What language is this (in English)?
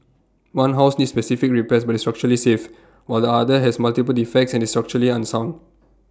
English